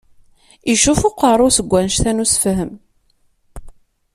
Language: Kabyle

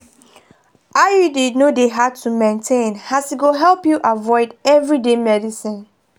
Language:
Nigerian Pidgin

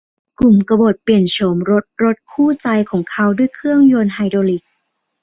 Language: Thai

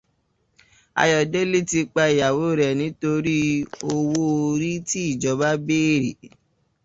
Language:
Yoruba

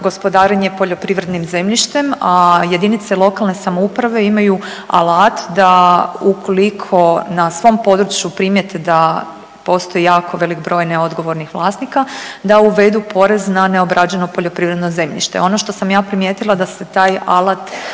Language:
Croatian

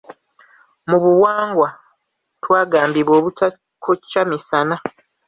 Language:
Ganda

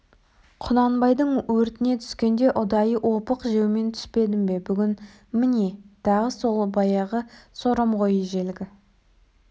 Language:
Kazakh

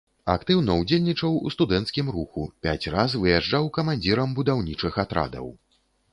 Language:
Belarusian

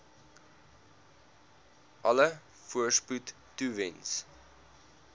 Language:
Afrikaans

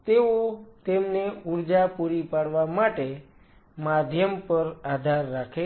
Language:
Gujarati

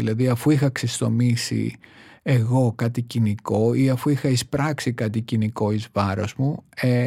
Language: Greek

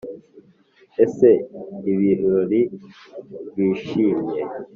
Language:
Kinyarwanda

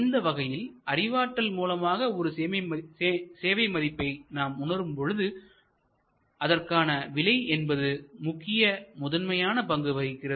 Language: Tamil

